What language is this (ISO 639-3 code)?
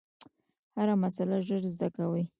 pus